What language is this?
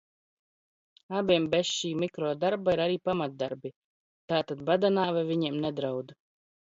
Latvian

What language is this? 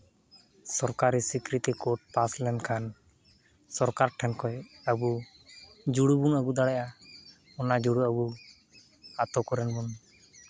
Santali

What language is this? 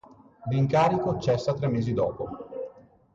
Italian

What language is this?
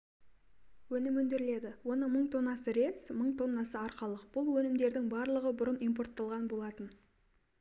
Kazakh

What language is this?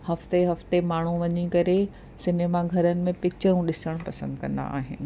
Sindhi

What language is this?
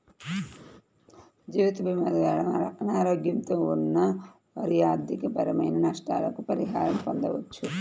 Telugu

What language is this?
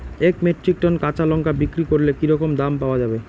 Bangla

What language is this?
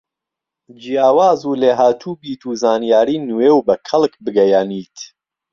Central Kurdish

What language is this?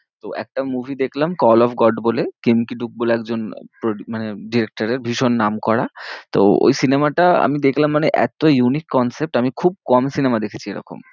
Bangla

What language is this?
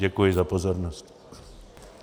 Czech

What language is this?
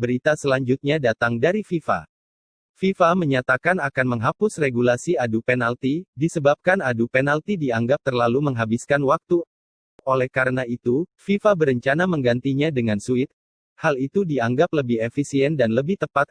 Indonesian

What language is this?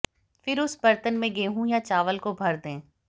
Hindi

